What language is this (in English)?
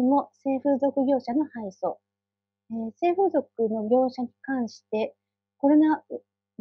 Japanese